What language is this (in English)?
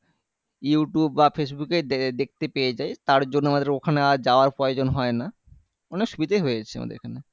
Bangla